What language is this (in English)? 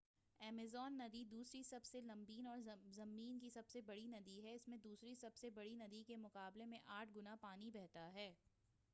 Urdu